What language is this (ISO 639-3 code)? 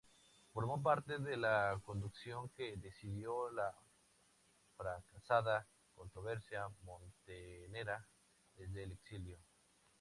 spa